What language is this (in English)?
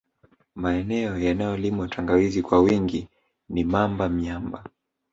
Swahili